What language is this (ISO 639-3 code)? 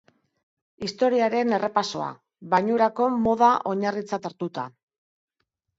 eus